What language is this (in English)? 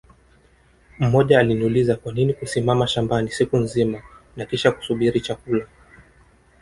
Swahili